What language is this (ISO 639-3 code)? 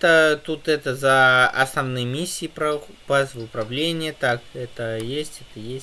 rus